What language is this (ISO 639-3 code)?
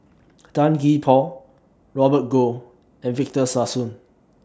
eng